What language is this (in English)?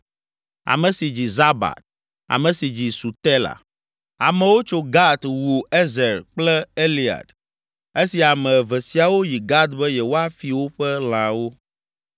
Ewe